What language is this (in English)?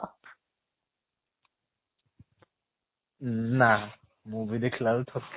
Odia